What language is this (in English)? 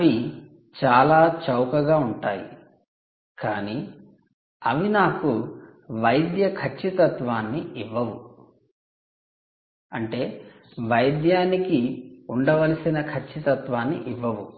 Telugu